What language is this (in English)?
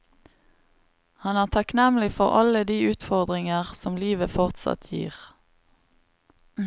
Norwegian